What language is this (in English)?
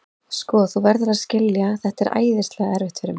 Icelandic